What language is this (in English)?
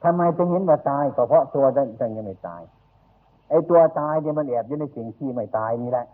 Thai